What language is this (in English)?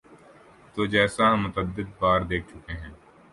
Urdu